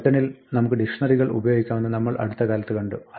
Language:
Malayalam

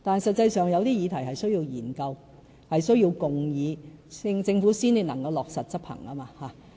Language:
Cantonese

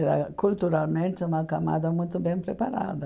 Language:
Portuguese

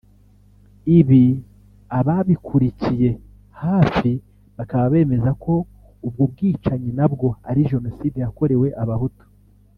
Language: Kinyarwanda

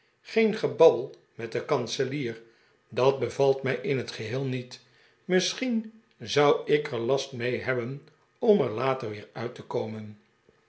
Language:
Dutch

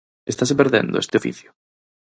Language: Galician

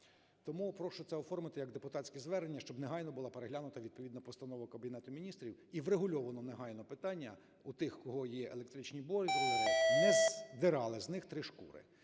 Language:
Ukrainian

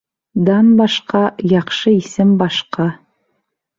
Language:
Bashkir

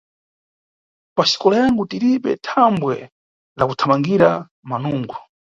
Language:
Nyungwe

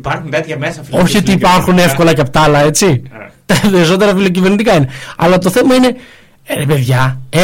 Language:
Greek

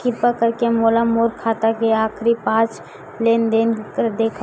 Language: Chhattisgarhi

